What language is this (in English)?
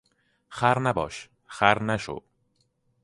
Persian